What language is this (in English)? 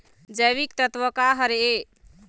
Chhattisgarhi